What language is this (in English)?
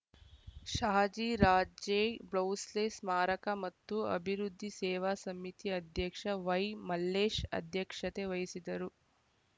Kannada